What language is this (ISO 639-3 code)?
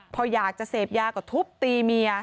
tha